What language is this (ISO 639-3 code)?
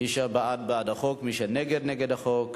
heb